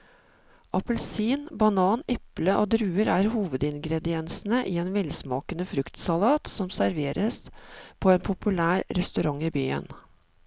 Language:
Norwegian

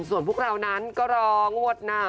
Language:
Thai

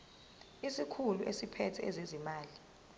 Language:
Zulu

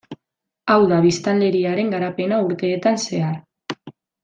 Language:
Basque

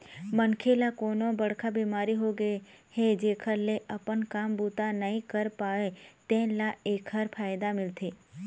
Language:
Chhattisgarhi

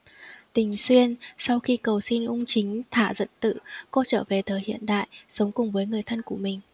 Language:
Vietnamese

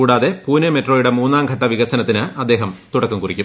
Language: Malayalam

